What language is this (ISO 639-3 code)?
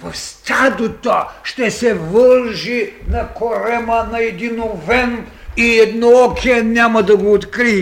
bul